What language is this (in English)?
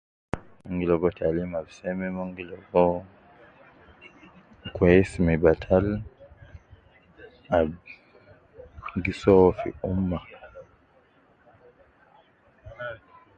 Nubi